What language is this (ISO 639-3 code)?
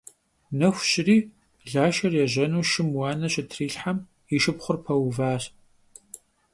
kbd